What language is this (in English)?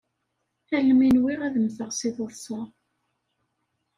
Kabyle